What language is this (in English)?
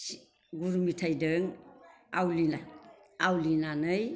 Bodo